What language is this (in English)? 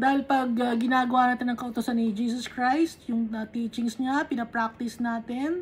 Filipino